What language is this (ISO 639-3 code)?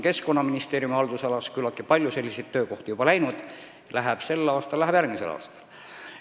est